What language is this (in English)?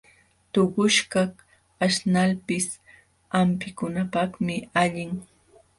Jauja Wanca Quechua